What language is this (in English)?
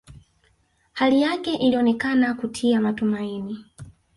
Swahili